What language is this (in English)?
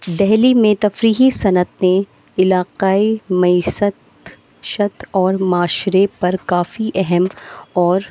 Urdu